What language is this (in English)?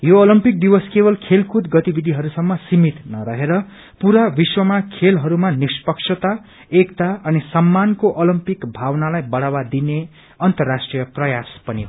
Nepali